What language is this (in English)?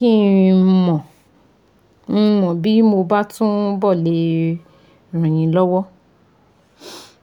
Yoruba